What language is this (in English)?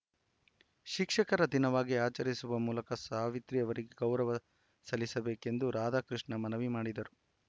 Kannada